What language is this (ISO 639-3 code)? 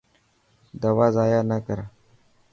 mki